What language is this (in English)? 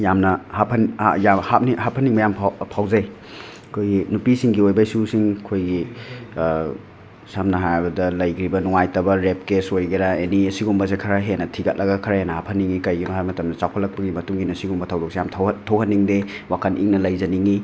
Manipuri